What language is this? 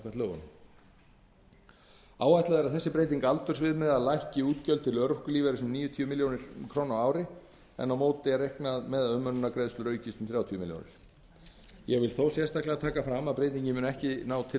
Icelandic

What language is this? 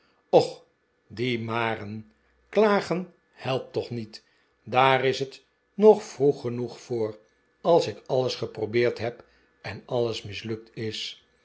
Dutch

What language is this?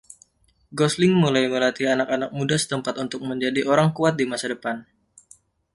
Indonesian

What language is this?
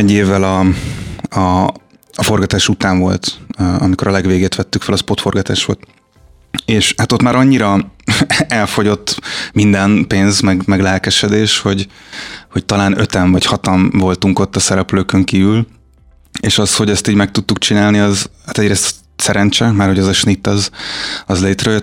Hungarian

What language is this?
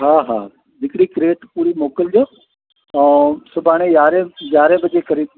Sindhi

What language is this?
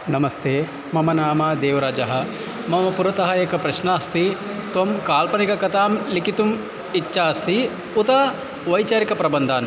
Sanskrit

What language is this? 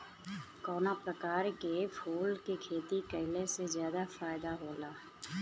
Bhojpuri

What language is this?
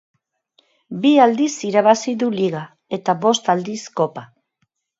Basque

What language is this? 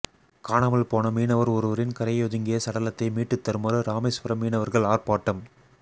Tamil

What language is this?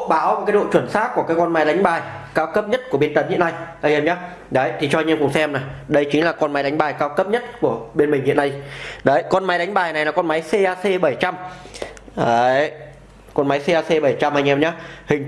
Vietnamese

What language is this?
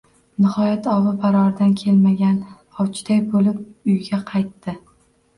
Uzbek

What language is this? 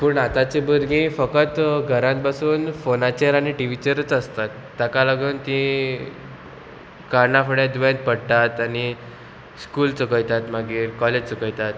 Konkani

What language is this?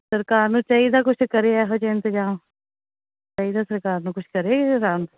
Punjabi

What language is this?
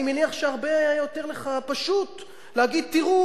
Hebrew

